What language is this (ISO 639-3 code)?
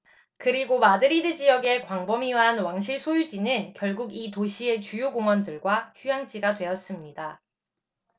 kor